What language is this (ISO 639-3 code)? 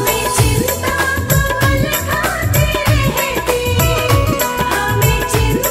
hin